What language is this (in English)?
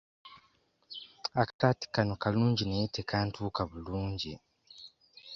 Ganda